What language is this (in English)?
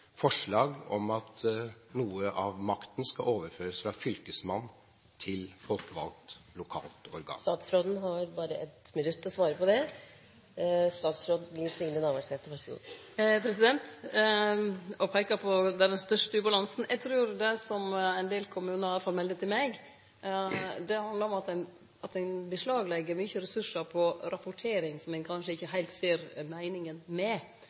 Norwegian